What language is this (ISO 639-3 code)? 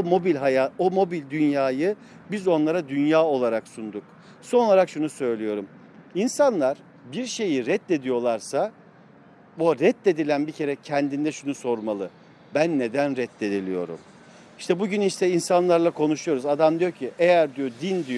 tur